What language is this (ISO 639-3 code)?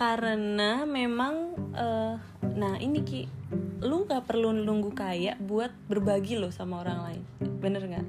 ind